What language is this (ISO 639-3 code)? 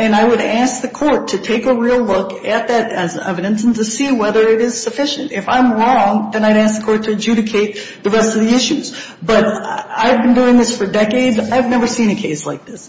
eng